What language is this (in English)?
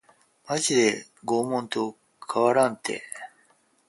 Japanese